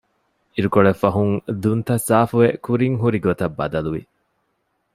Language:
Divehi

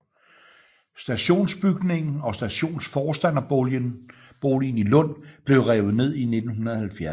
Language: Danish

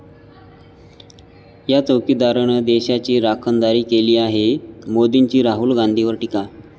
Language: Marathi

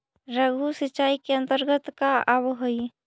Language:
Magahi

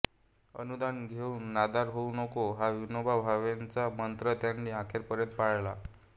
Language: Marathi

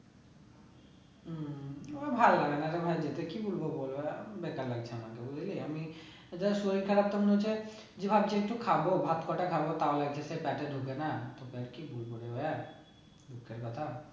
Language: Bangla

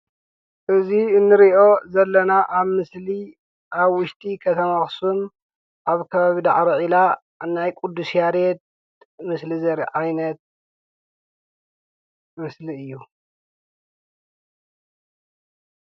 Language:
Tigrinya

